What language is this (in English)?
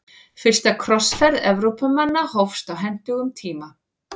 Icelandic